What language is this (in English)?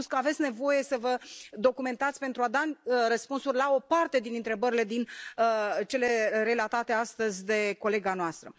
Romanian